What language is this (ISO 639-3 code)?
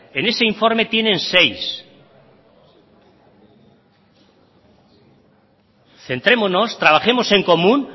spa